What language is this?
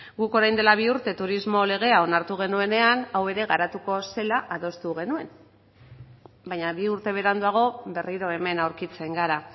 Basque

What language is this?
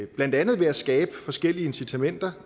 Danish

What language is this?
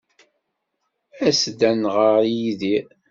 Kabyle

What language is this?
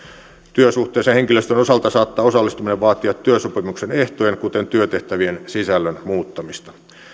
Finnish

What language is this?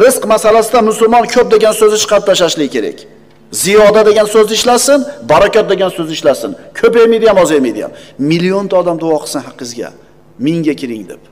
Turkish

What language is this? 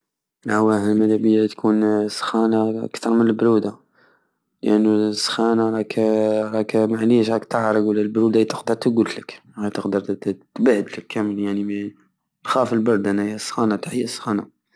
Algerian Saharan Arabic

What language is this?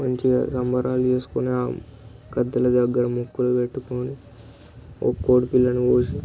Telugu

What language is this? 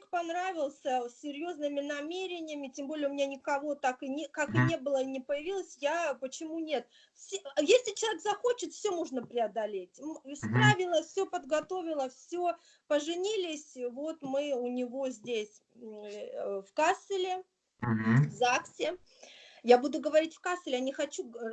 Russian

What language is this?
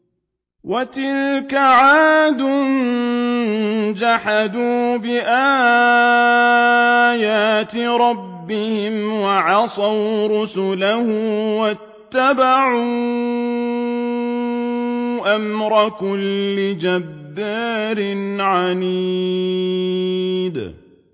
Arabic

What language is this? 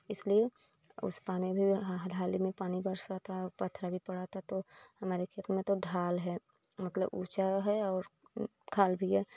Hindi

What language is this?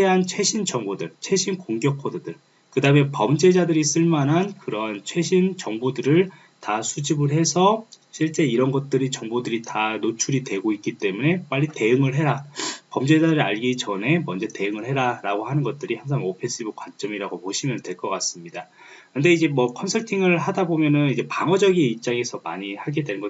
Korean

